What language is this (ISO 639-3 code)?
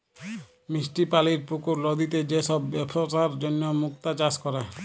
ben